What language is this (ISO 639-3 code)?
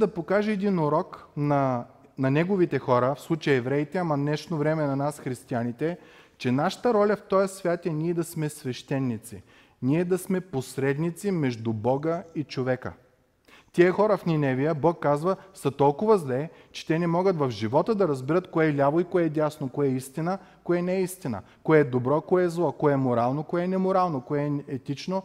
bul